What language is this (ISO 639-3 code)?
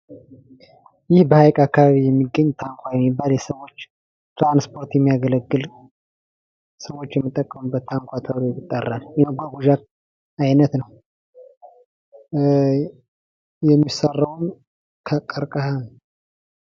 amh